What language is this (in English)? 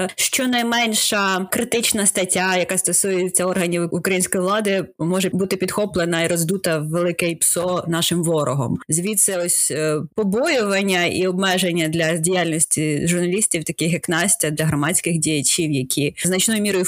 Ukrainian